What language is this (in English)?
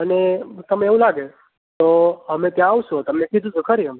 Gujarati